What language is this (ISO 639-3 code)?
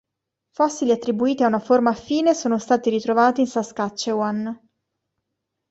ita